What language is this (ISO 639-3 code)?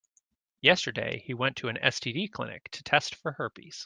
eng